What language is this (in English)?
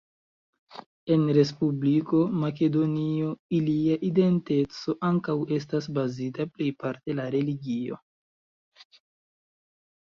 Esperanto